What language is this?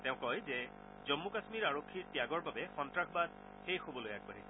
Assamese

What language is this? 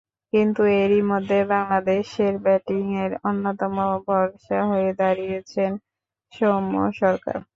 Bangla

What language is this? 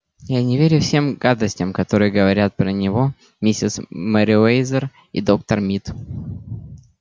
Russian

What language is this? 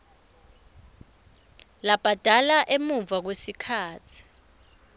Swati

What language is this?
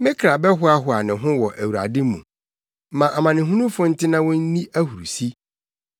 Akan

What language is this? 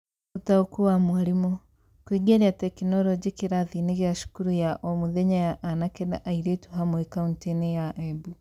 Kikuyu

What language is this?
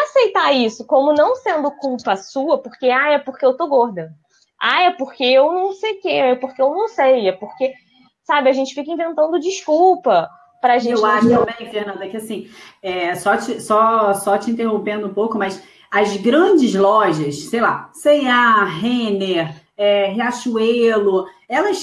Portuguese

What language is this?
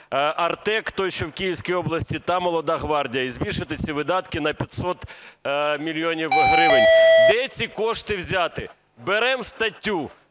Ukrainian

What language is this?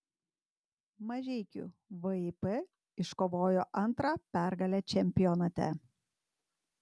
Lithuanian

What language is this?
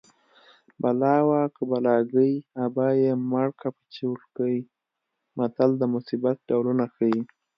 Pashto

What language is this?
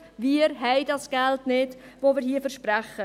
Swiss German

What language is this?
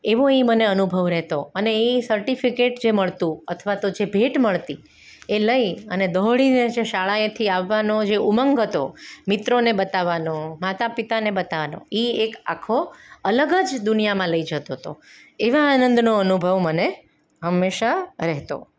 Gujarati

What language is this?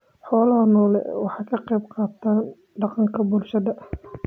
Somali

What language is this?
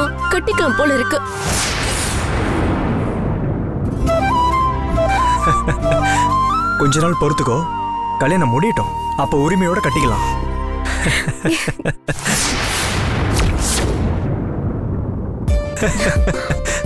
Romanian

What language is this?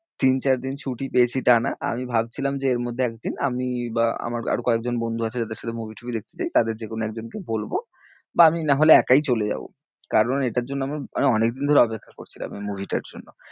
Bangla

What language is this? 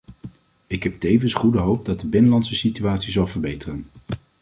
Dutch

